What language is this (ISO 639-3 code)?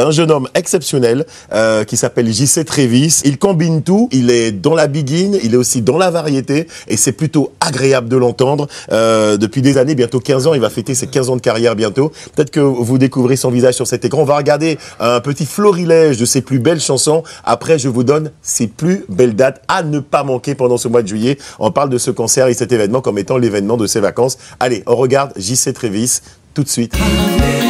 fra